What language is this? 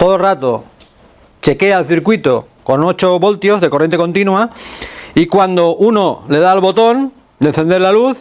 Spanish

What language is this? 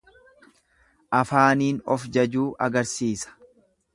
Oromo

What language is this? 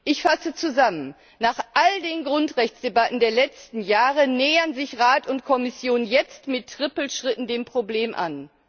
German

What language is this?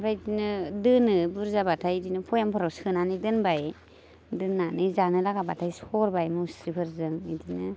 Bodo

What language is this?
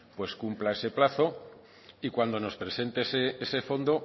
Spanish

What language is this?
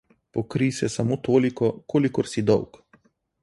Slovenian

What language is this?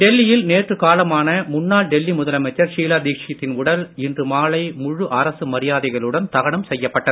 Tamil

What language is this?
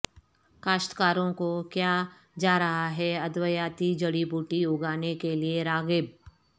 Urdu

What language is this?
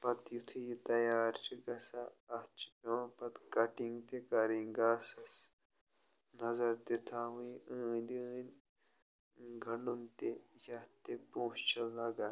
Kashmiri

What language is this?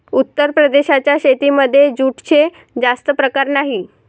Marathi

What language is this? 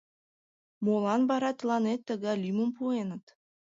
Mari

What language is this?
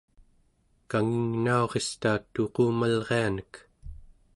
Central Yupik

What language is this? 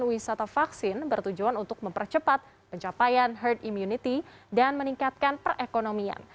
Indonesian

